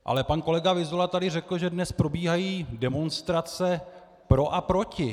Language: Czech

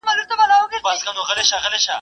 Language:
Pashto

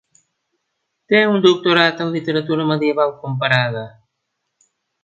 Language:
Catalan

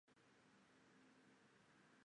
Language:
Chinese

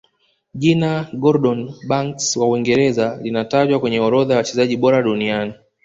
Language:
Swahili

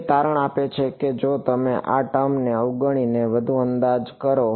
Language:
Gujarati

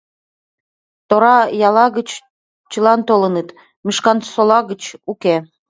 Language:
Mari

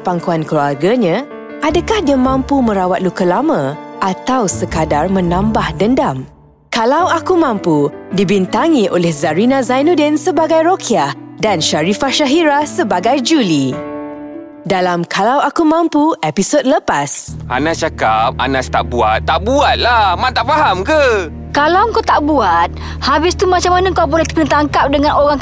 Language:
Malay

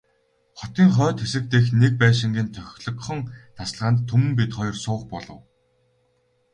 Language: Mongolian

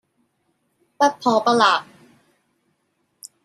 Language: Cantonese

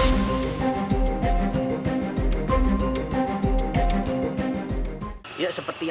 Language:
Indonesian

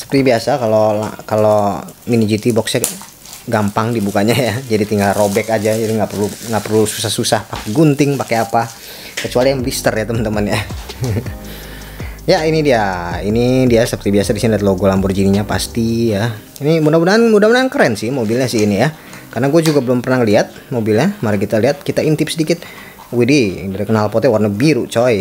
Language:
Indonesian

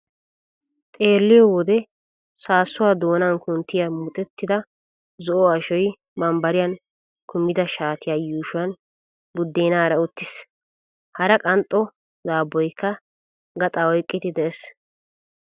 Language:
Wolaytta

